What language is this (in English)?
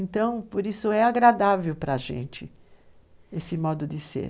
Portuguese